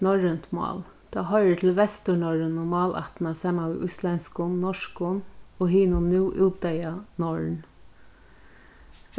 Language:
Faroese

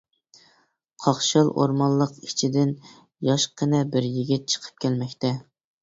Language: Uyghur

